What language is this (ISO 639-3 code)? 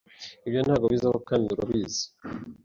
kin